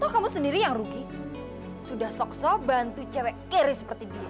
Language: Indonesian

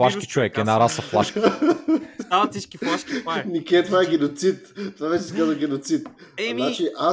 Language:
Bulgarian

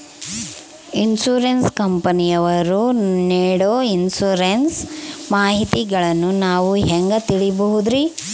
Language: Kannada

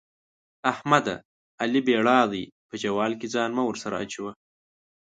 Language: Pashto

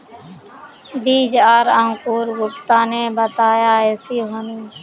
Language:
Magahi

